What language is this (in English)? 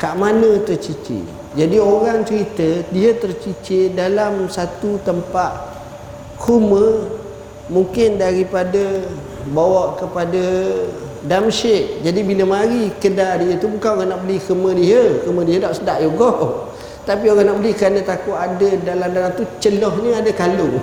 Malay